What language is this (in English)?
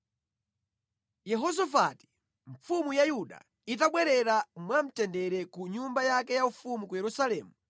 Nyanja